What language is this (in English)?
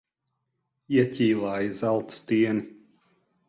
Latvian